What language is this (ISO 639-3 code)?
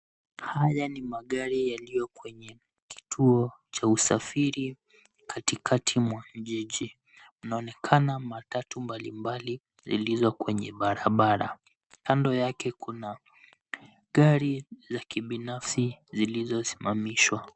swa